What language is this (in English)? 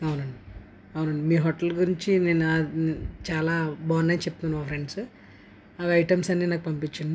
Telugu